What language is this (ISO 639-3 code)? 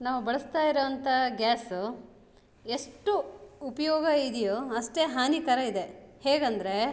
kan